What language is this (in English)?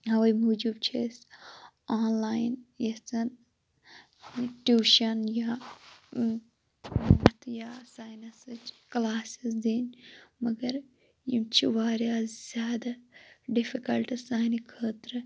Kashmiri